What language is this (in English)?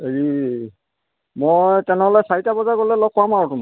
Assamese